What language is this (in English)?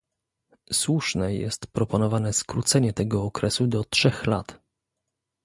Polish